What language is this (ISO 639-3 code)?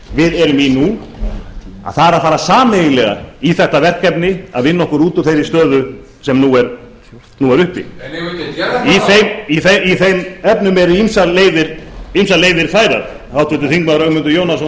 isl